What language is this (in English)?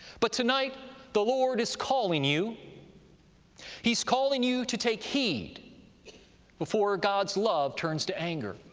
English